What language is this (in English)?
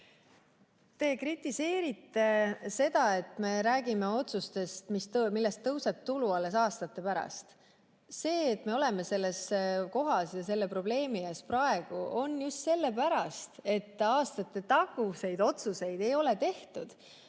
Estonian